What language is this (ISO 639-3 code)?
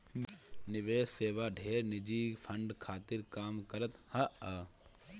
bho